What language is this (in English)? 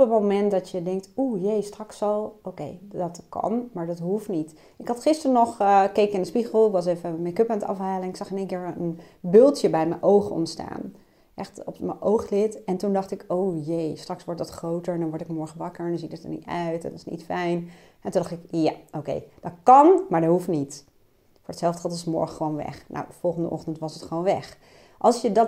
Dutch